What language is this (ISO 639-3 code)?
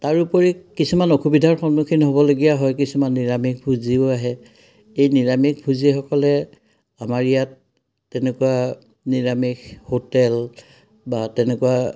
asm